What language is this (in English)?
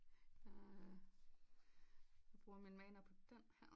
Danish